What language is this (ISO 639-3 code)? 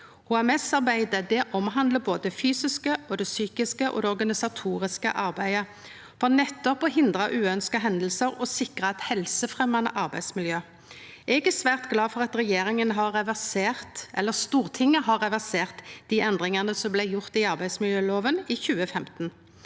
nor